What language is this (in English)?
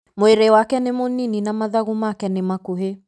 Kikuyu